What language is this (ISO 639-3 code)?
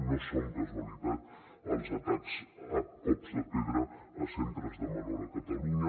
cat